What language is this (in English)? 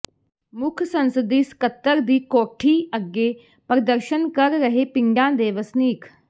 Punjabi